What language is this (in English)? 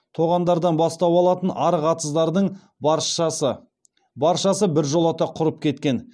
Kazakh